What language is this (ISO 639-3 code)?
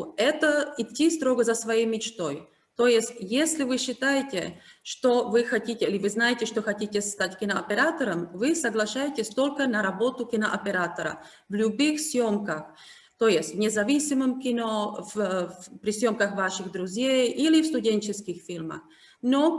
rus